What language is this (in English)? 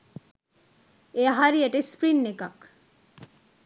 Sinhala